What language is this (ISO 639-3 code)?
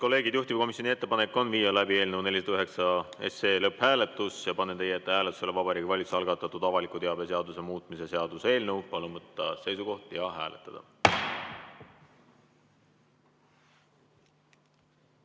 est